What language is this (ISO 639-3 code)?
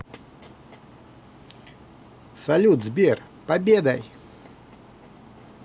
rus